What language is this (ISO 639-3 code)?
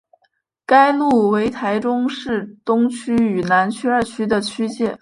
zho